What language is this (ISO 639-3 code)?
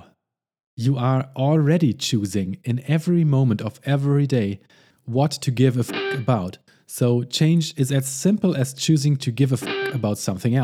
eng